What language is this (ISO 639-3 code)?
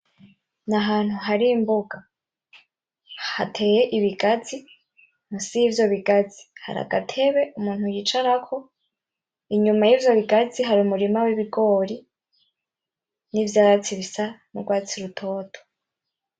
run